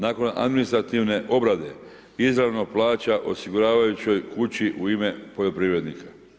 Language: Croatian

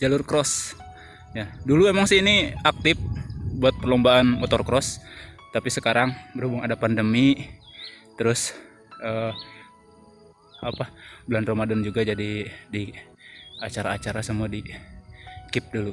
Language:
Indonesian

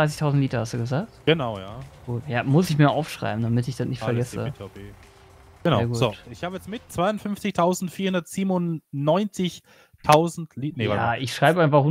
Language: German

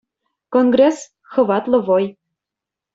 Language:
Chuvash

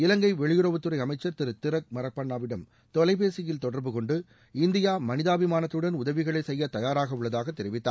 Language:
Tamil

